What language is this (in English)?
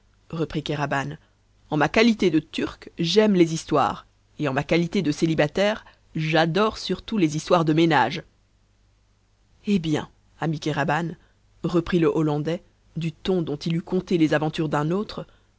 French